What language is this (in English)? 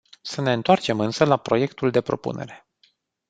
Romanian